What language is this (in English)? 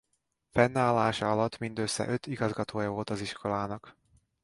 Hungarian